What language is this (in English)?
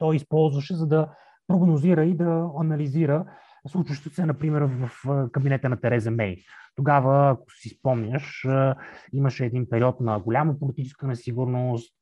Bulgarian